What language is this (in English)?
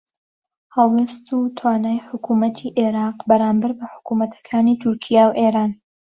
Central Kurdish